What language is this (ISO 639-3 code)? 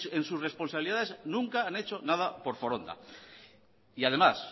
spa